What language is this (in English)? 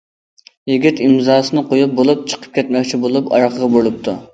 Uyghur